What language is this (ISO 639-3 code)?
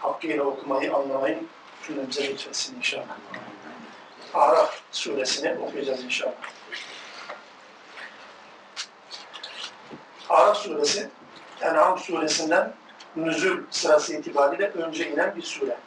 tur